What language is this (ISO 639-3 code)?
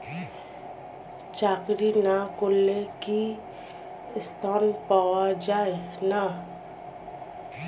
ben